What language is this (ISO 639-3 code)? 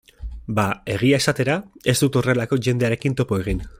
eus